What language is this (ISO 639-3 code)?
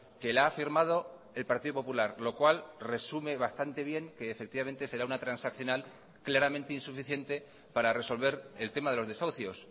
spa